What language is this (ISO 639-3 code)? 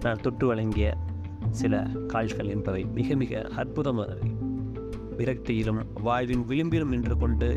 tam